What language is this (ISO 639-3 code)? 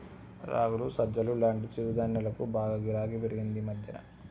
tel